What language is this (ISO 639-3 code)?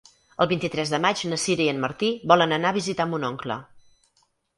cat